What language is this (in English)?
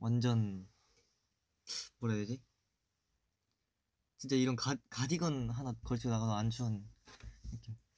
Korean